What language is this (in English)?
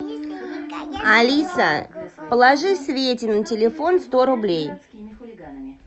Russian